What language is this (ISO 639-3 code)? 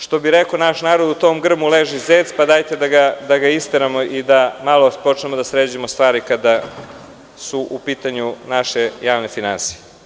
srp